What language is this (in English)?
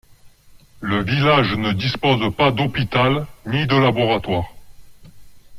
French